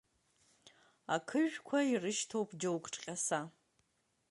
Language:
Abkhazian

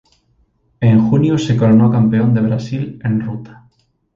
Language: Spanish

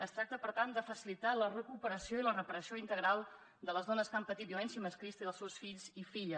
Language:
Catalan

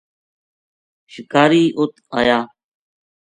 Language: Gujari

